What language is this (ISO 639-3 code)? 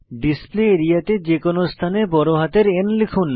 ben